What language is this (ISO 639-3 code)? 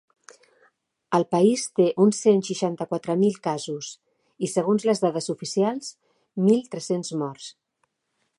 cat